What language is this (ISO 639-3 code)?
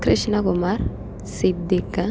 mal